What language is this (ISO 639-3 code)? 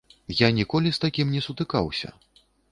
bel